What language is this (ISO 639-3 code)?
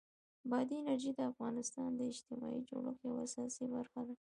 pus